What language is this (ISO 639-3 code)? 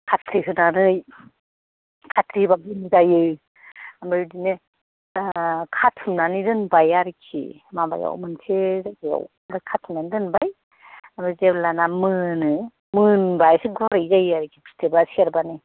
brx